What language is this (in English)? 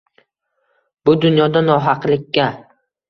Uzbek